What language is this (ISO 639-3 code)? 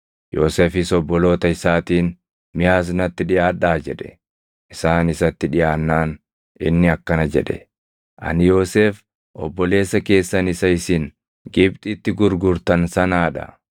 orm